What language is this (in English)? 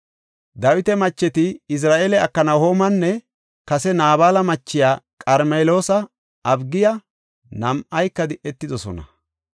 Gofa